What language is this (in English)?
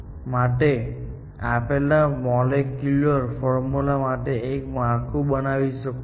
Gujarati